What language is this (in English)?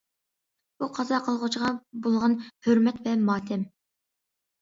Uyghur